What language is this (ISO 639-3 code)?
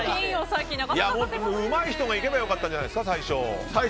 jpn